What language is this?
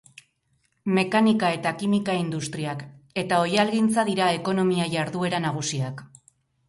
Basque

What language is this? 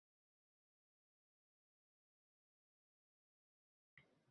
Uzbek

